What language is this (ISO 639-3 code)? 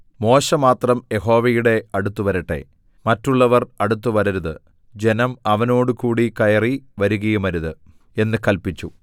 mal